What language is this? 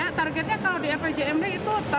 Indonesian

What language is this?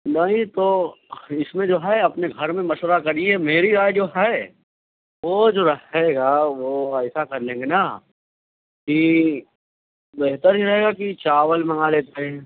Urdu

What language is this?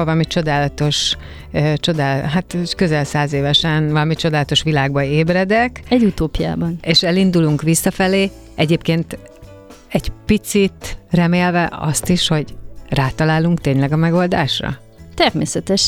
Hungarian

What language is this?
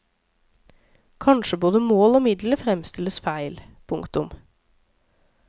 Norwegian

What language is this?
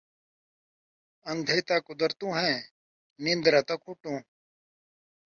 Saraiki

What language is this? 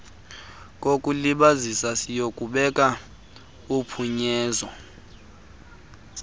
Xhosa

